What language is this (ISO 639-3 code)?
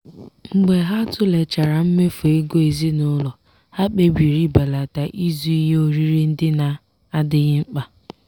ibo